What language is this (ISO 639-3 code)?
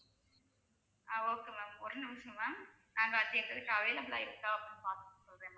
tam